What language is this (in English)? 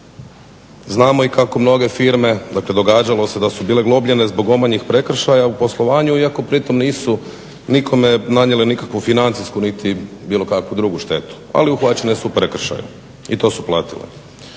Croatian